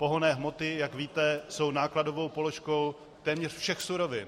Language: Czech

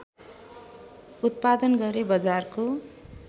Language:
Nepali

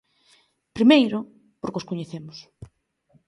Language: Galician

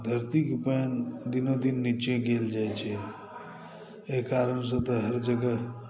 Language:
Maithili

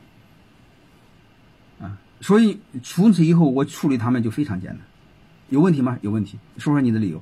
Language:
Chinese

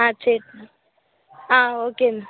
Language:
Tamil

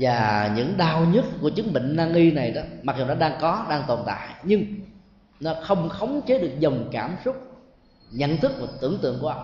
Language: Vietnamese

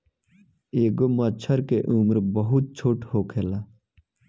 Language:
Bhojpuri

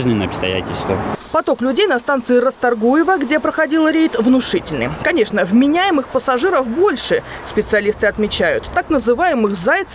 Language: Russian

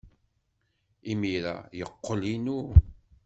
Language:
Kabyle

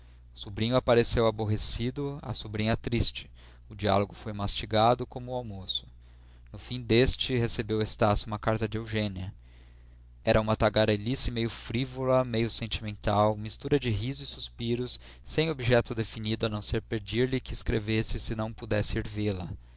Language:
Portuguese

